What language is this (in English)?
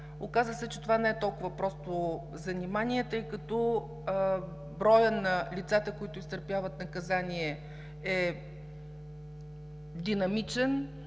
Bulgarian